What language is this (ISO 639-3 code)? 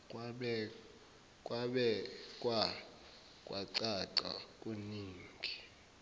zul